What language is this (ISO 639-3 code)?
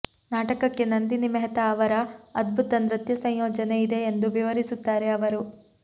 kan